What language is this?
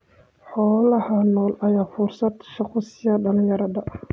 Somali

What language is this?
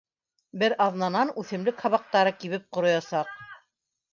Bashkir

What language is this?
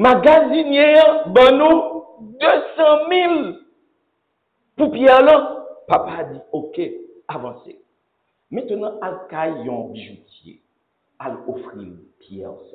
French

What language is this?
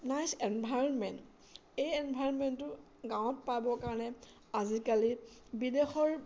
Assamese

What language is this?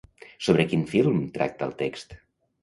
Catalan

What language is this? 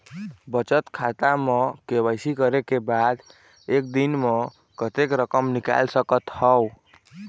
Chhattisgarhi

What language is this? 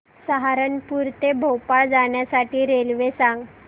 Marathi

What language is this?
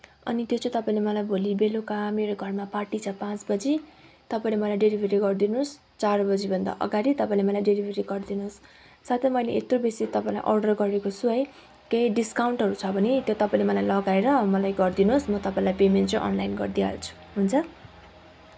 Nepali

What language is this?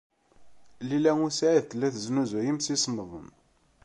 Kabyle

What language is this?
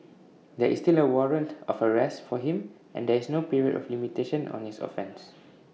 English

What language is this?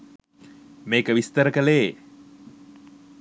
Sinhala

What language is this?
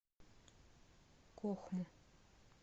Russian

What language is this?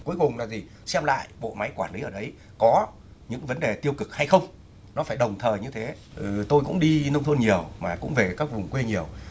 Vietnamese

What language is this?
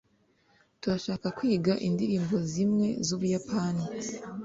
Kinyarwanda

